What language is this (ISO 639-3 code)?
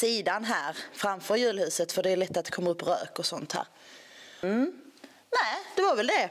swe